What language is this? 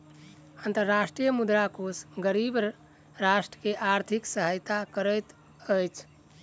Maithili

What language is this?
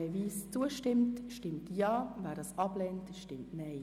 Swiss German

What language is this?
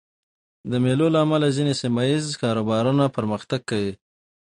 Pashto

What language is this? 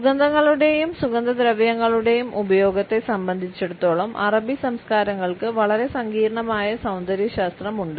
Malayalam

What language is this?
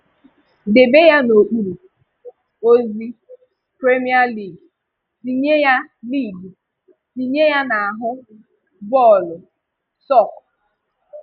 Igbo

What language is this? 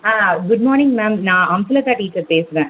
Tamil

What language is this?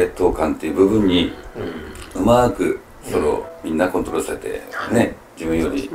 Japanese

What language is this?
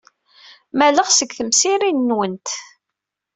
Kabyle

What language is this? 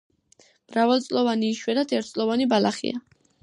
Georgian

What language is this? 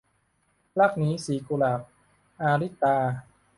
Thai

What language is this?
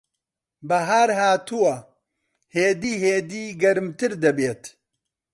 Central Kurdish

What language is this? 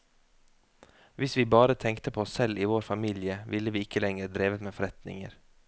Norwegian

